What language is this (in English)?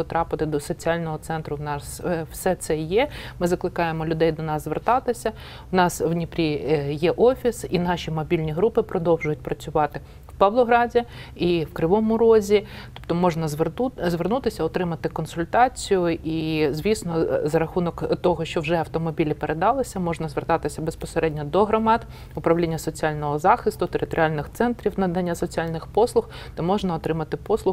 Ukrainian